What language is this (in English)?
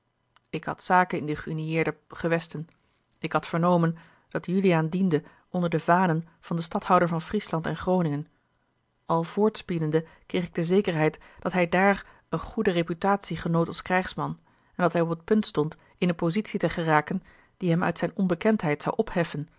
Dutch